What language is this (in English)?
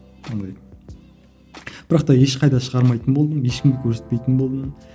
Kazakh